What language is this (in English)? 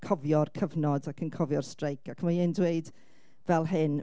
Welsh